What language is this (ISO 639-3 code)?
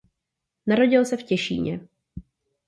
ces